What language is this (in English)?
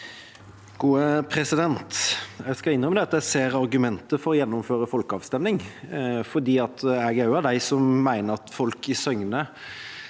Norwegian